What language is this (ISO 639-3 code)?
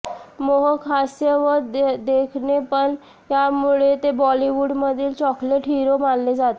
mar